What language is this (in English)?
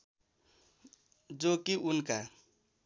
Nepali